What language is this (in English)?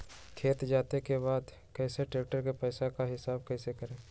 Magahi